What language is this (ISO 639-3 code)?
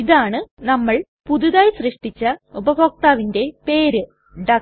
mal